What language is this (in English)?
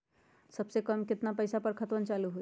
Magahi